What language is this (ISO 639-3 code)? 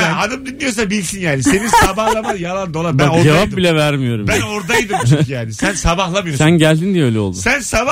tur